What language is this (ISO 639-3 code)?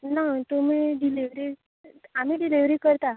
kok